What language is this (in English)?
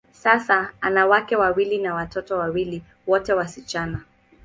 Swahili